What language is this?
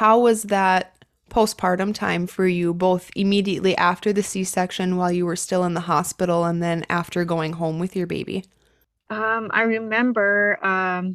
English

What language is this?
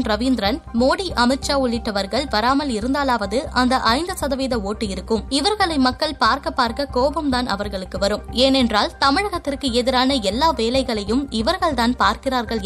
Tamil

